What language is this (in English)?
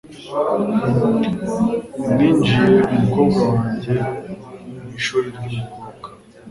Kinyarwanda